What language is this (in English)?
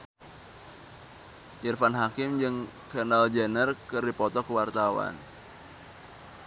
Sundanese